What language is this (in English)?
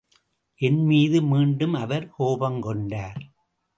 Tamil